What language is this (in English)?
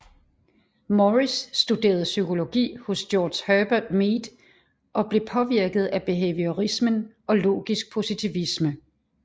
Danish